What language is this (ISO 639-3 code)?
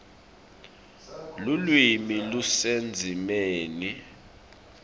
ssw